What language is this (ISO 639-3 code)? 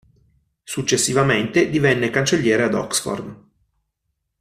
ita